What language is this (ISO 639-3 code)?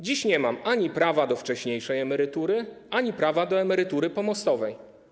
pol